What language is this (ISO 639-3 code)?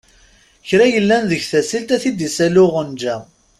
kab